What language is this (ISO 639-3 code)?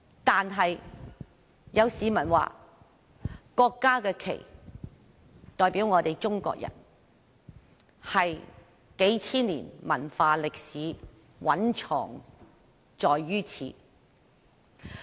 yue